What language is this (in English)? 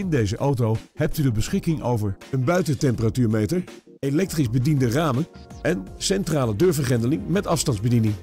Dutch